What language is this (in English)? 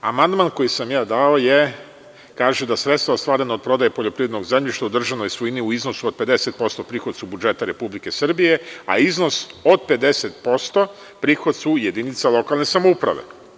Serbian